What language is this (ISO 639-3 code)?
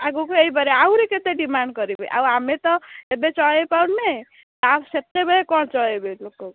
ori